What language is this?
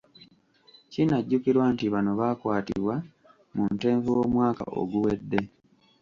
Ganda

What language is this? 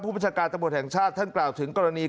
Thai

